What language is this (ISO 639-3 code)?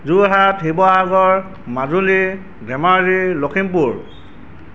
asm